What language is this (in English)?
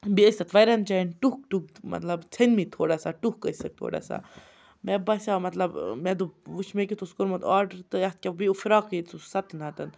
Kashmiri